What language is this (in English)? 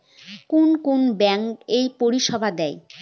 Bangla